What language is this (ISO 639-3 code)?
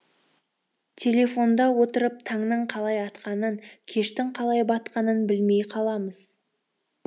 kaz